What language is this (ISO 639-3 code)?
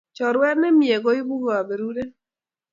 kln